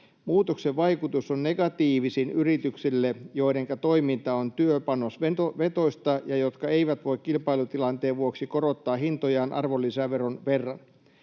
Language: Finnish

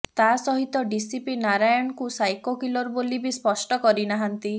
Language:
Odia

